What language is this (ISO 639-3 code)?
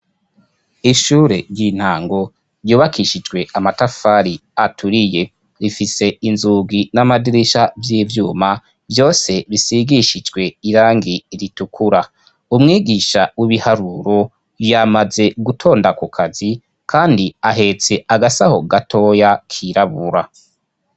run